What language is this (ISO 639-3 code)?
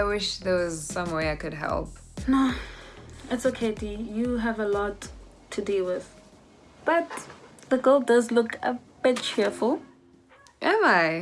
eng